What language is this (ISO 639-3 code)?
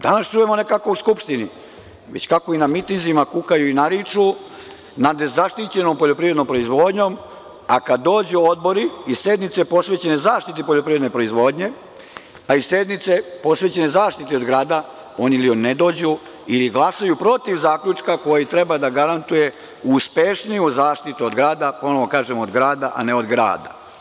srp